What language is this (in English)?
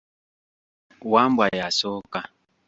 Ganda